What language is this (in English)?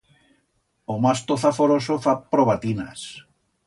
Aragonese